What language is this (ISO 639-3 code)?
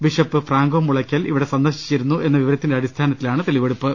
mal